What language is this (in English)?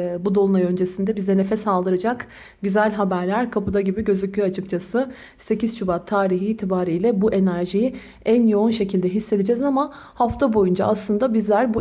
Turkish